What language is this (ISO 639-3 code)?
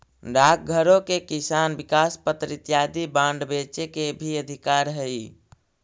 mag